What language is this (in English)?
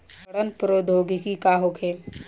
Bhojpuri